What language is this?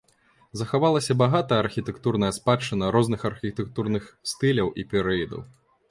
Belarusian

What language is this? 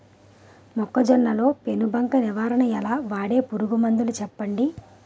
Telugu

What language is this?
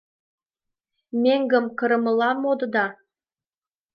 Mari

